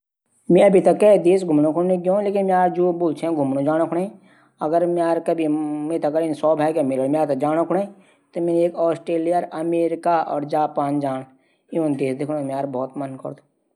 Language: Garhwali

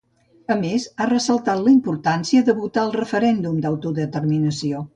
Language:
Catalan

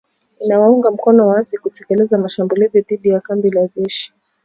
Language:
Swahili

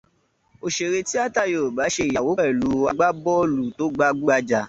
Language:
Yoruba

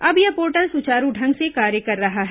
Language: Hindi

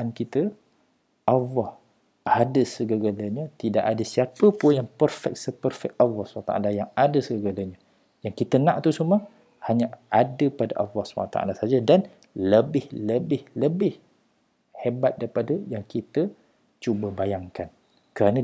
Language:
Malay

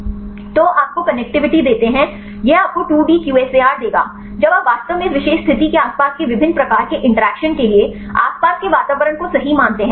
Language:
Hindi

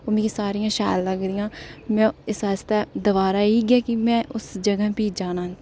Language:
Dogri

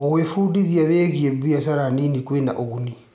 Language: Kikuyu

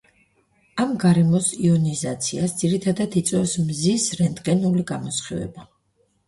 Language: Georgian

